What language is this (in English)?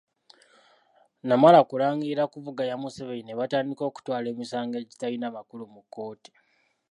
Ganda